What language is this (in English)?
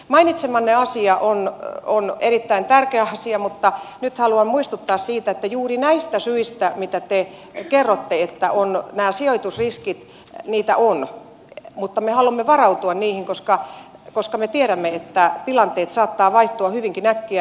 Finnish